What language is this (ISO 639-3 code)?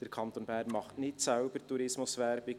gsw